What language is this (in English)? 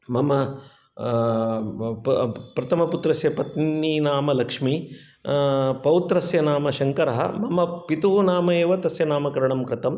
Sanskrit